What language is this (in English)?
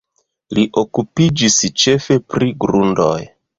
Esperanto